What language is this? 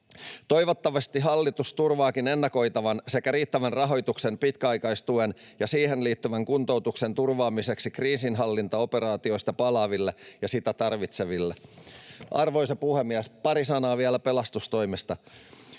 Finnish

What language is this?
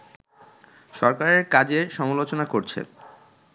Bangla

